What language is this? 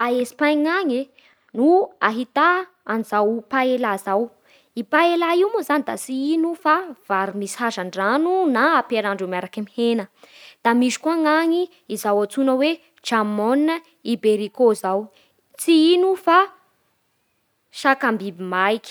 Bara Malagasy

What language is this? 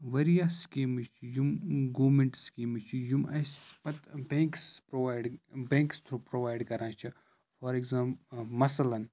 Kashmiri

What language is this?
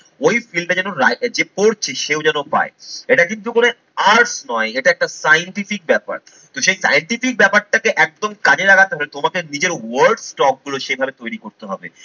Bangla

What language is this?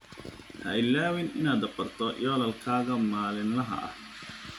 Somali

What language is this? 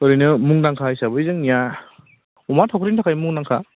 Bodo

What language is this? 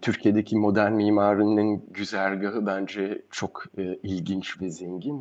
Turkish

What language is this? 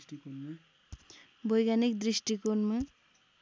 Nepali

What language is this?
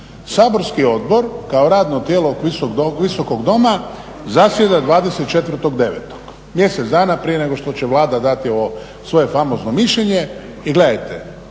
Croatian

